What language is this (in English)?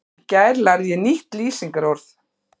Icelandic